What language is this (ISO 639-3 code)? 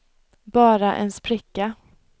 swe